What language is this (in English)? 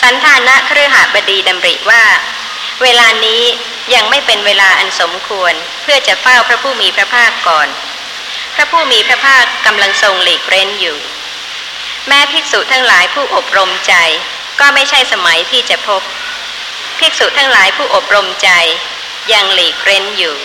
Thai